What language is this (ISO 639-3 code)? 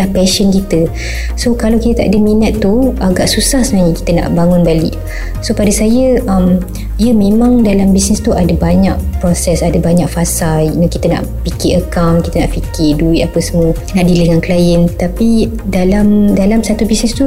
msa